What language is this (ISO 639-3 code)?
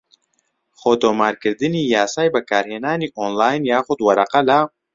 ckb